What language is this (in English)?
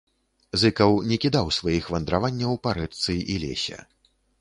Belarusian